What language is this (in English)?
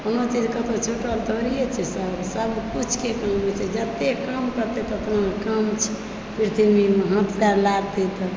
Maithili